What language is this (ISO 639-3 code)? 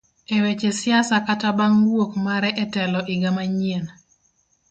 luo